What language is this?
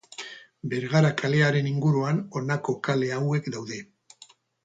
Basque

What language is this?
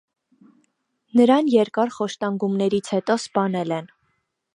Armenian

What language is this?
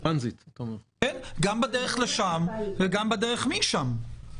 Hebrew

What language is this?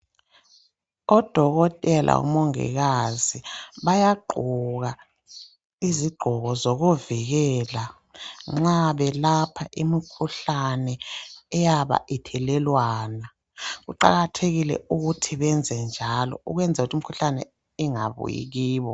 North Ndebele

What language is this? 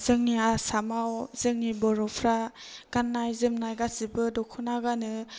Bodo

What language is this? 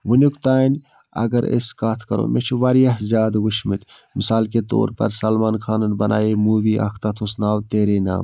Kashmiri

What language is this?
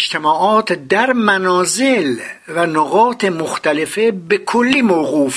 Persian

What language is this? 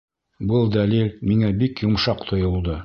Bashkir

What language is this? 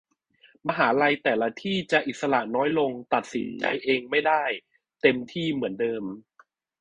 Thai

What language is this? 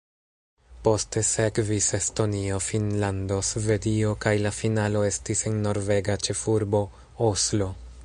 Esperanto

